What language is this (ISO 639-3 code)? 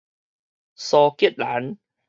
nan